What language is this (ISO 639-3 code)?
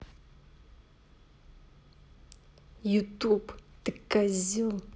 rus